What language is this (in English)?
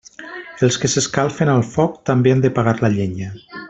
Catalan